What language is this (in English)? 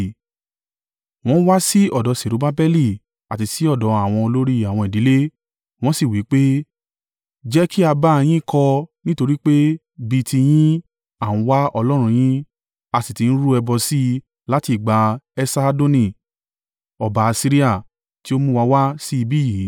Yoruba